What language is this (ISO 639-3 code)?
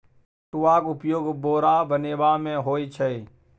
mai